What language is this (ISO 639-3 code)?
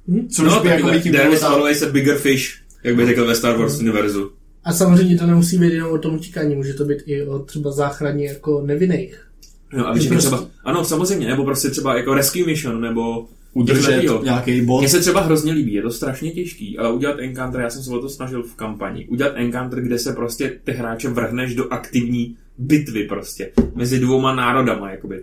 ces